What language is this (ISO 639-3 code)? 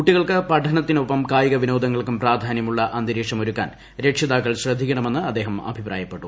mal